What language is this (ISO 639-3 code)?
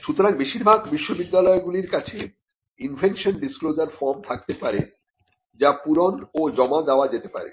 ben